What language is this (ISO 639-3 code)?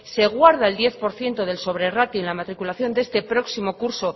spa